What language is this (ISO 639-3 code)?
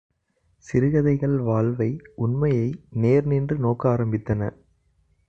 tam